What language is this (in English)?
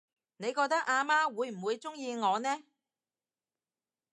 Cantonese